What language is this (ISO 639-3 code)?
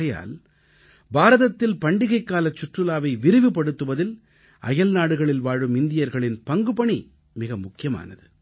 tam